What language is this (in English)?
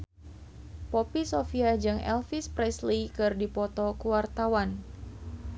Sundanese